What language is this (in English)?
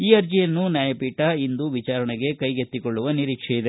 Kannada